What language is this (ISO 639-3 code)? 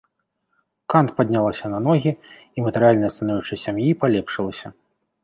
bel